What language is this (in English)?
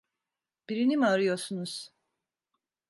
Turkish